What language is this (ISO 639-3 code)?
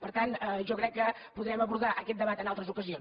cat